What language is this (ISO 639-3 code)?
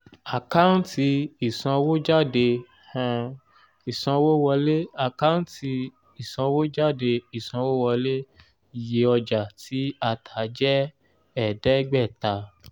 yor